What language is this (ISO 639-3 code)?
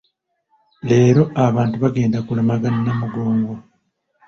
lug